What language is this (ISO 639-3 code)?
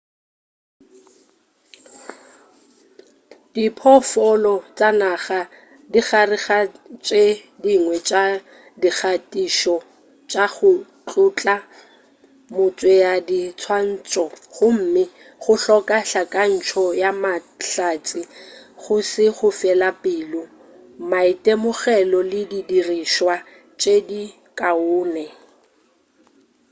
nso